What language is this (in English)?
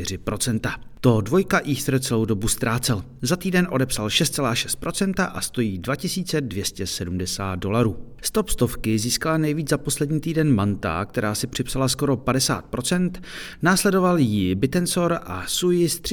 Czech